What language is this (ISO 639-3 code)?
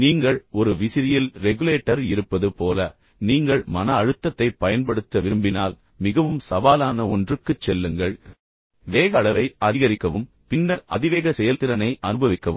tam